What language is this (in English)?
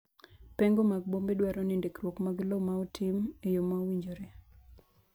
Luo (Kenya and Tanzania)